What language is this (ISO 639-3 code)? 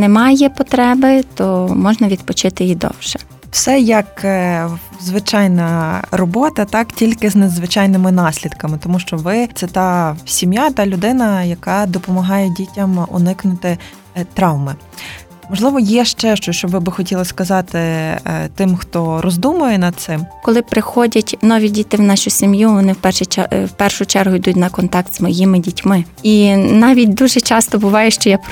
ukr